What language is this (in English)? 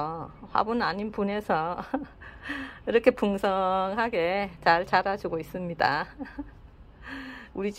Korean